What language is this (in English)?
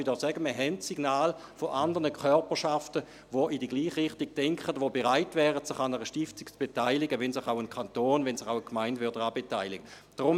Swiss German